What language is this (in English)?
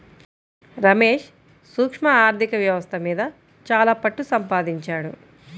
Telugu